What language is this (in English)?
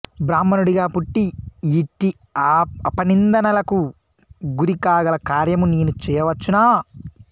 Telugu